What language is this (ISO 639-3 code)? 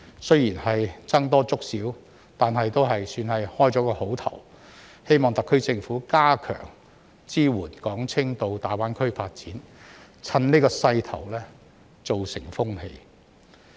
yue